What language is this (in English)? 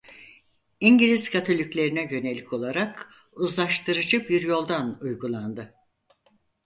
Turkish